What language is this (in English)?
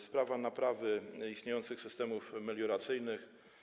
Polish